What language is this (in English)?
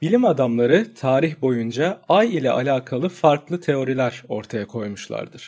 Turkish